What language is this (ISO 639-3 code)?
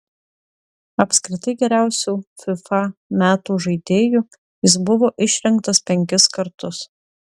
lit